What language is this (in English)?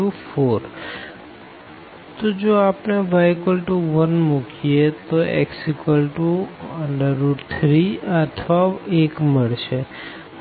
Gujarati